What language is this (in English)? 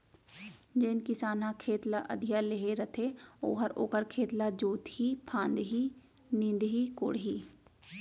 Chhattisgarhi